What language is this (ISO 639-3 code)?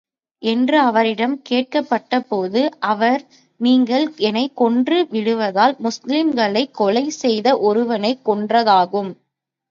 tam